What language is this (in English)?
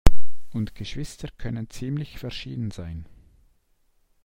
German